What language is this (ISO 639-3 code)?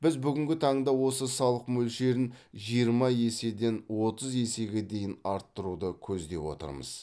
kaz